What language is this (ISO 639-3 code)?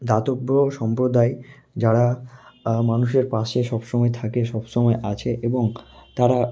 ben